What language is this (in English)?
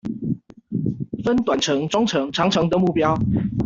Chinese